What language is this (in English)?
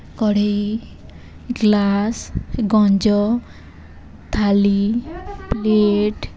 Odia